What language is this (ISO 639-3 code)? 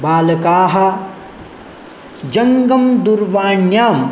san